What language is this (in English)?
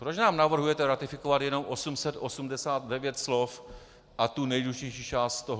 Czech